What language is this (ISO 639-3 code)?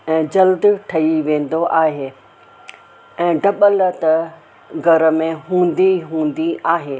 snd